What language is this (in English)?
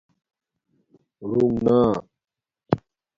Domaaki